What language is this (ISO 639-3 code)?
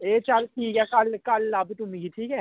doi